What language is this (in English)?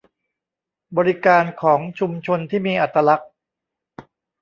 Thai